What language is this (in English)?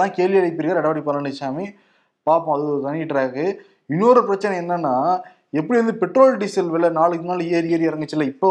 Tamil